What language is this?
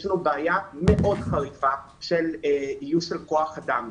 Hebrew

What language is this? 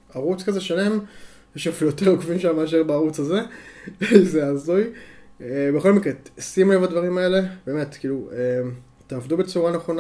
Hebrew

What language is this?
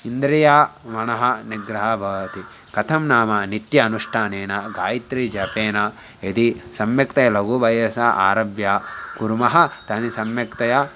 Sanskrit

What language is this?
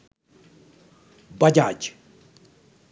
Sinhala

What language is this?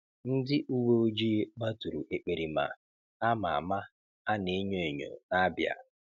Igbo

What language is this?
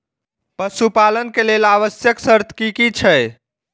Maithili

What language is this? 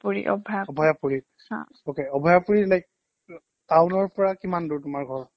Assamese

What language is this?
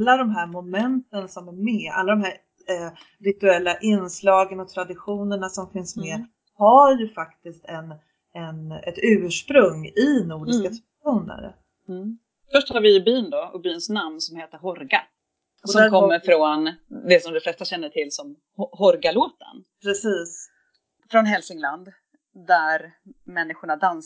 Swedish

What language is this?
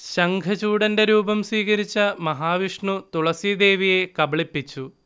Malayalam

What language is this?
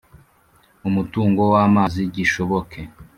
Kinyarwanda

